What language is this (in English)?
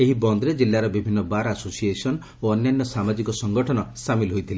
Odia